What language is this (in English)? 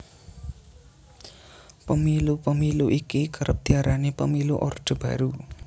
Javanese